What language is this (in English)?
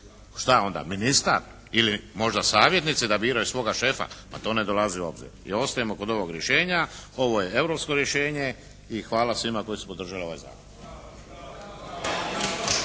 Croatian